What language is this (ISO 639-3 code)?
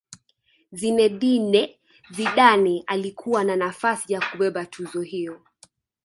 swa